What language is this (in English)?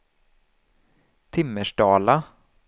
Swedish